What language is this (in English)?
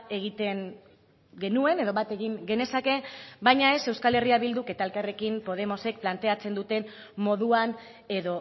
Basque